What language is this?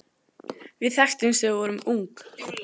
Icelandic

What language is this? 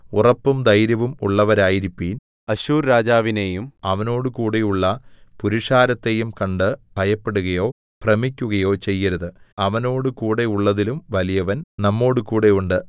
Malayalam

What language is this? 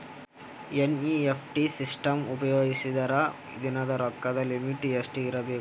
Kannada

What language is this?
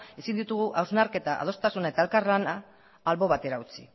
Basque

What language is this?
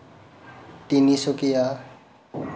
Assamese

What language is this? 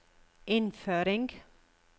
Norwegian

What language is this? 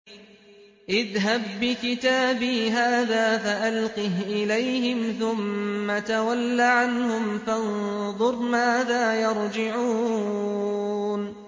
Arabic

